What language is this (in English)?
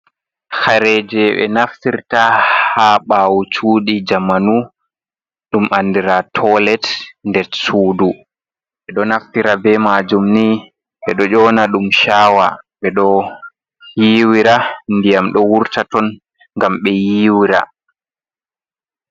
Fula